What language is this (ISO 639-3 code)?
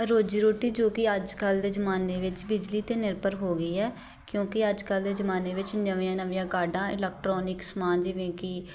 pan